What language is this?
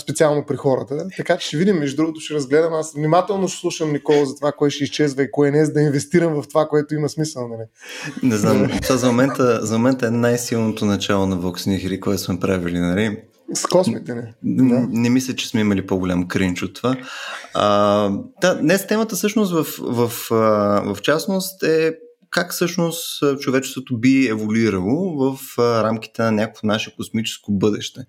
Bulgarian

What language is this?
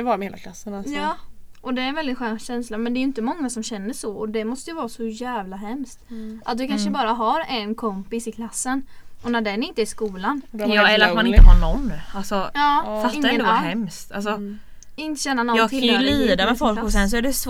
Swedish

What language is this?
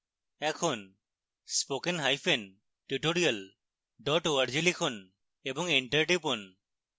Bangla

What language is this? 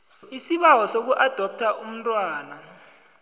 South Ndebele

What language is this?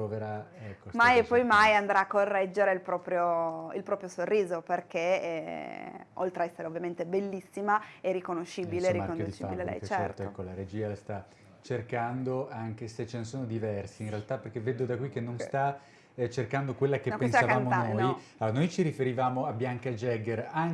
Italian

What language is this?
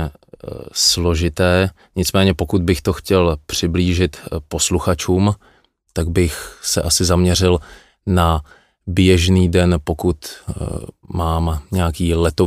Czech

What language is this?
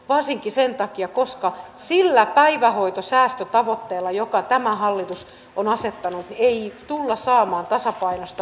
Finnish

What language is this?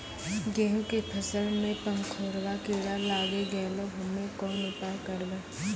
Maithili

